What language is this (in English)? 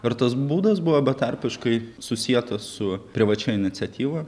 Lithuanian